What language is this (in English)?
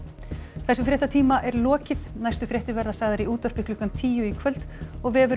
Icelandic